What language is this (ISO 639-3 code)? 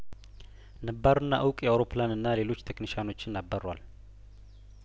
amh